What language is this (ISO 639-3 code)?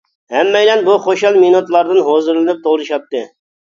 uig